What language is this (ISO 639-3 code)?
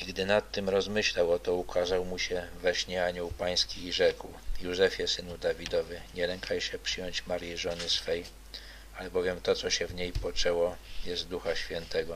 pol